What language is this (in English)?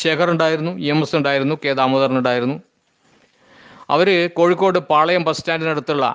Malayalam